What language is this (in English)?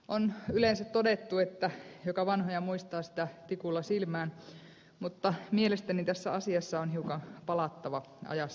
Finnish